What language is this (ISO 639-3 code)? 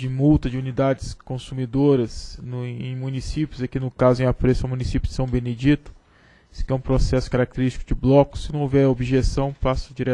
por